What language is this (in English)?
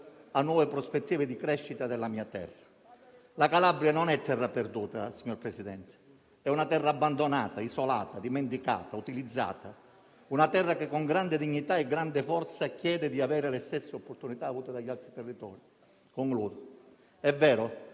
Italian